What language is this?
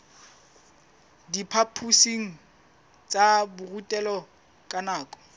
Southern Sotho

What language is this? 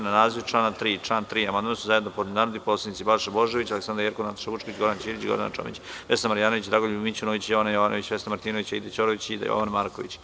Serbian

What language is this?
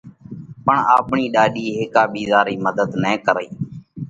Parkari Koli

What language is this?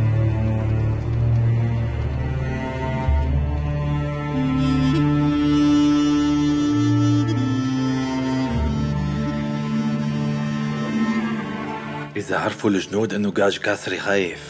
Arabic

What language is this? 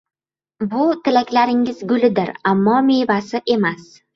Uzbek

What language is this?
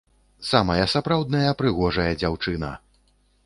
Belarusian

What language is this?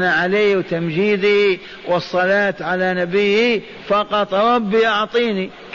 Arabic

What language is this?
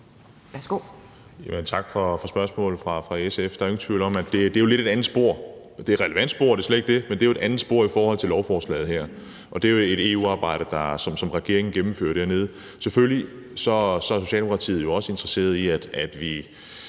Danish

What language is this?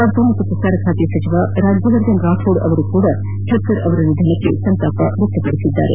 Kannada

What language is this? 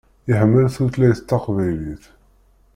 Kabyle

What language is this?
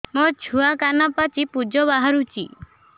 Odia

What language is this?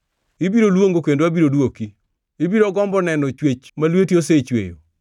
Luo (Kenya and Tanzania)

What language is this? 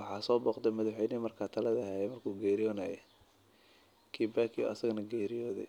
Somali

